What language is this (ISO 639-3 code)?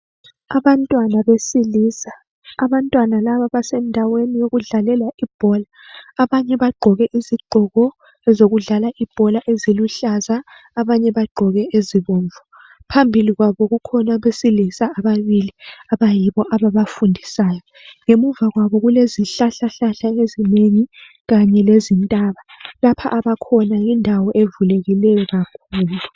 nde